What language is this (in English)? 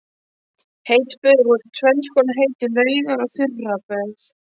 Icelandic